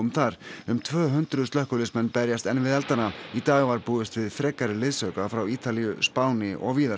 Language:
Icelandic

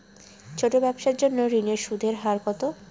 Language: Bangla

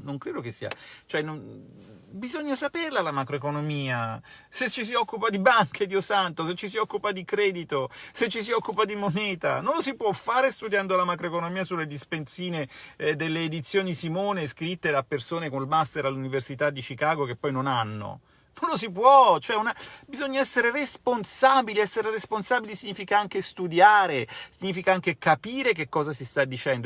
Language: Italian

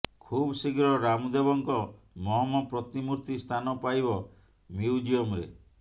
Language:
Odia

